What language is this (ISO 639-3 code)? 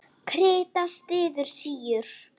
isl